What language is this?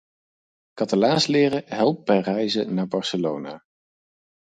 Dutch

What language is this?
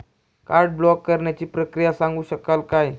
Marathi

